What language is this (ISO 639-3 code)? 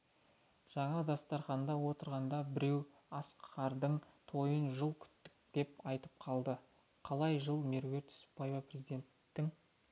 kaz